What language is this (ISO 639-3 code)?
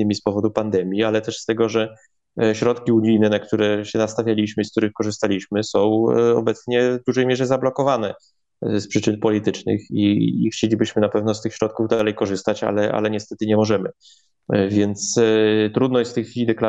pol